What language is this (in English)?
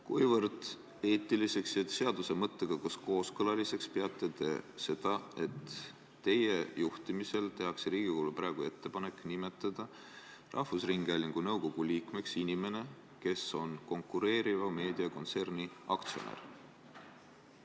Estonian